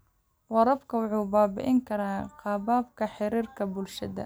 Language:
Somali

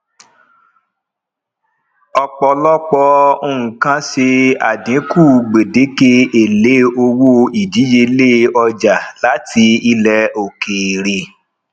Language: Yoruba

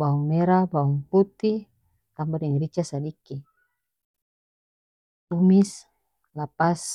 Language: North Moluccan Malay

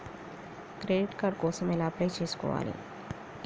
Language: Telugu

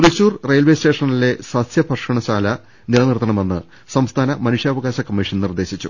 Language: Malayalam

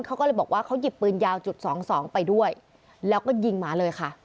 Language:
Thai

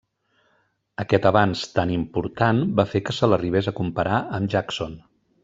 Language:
Catalan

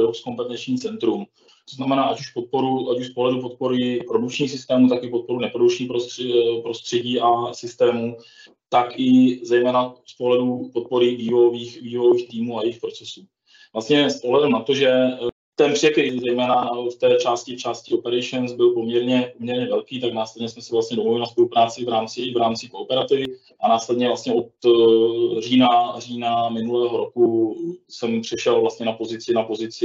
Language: Czech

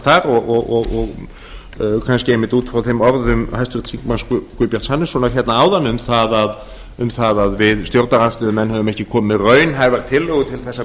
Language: Icelandic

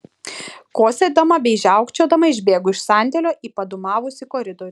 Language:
Lithuanian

